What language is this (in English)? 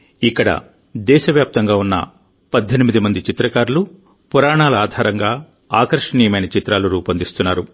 Telugu